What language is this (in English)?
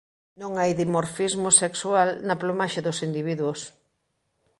Galician